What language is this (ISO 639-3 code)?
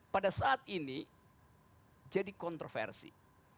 ind